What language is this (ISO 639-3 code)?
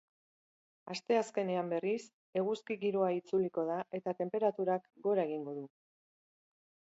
eus